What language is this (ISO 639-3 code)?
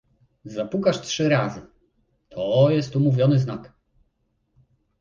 pol